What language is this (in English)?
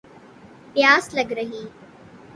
Urdu